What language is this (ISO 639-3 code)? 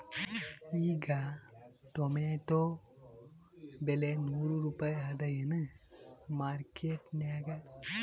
kan